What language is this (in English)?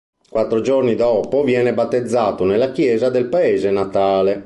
Italian